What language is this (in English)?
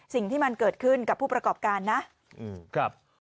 Thai